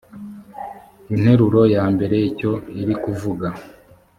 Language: Kinyarwanda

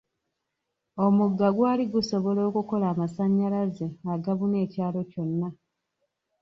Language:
Ganda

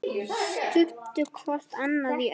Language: Icelandic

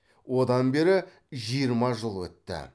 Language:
Kazakh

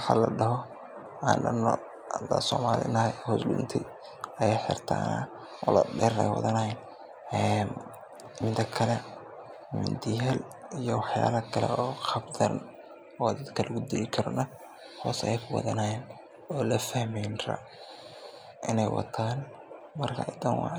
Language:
Somali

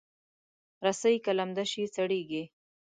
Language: Pashto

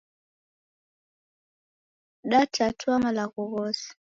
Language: Taita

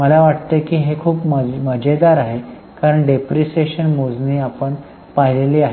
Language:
Marathi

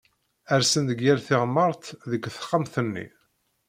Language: Kabyle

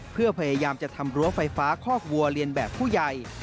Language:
Thai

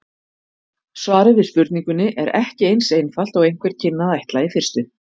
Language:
Icelandic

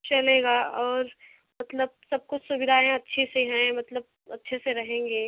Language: Hindi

